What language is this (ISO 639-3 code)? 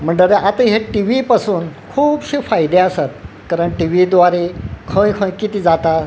kok